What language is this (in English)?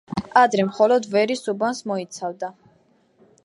Georgian